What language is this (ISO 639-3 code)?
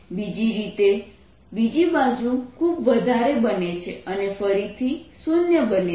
guj